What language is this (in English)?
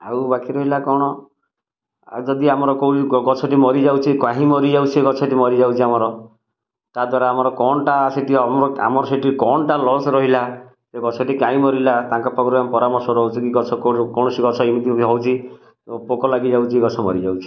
Odia